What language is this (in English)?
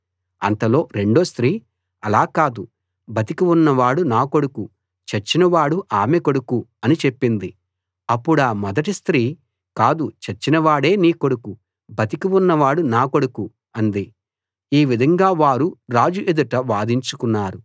Telugu